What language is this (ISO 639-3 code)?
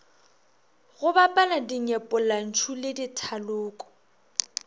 nso